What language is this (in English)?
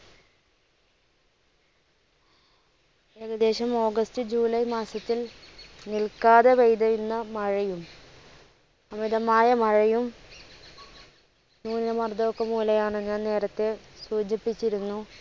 Malayalam